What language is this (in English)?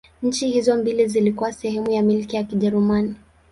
Swahili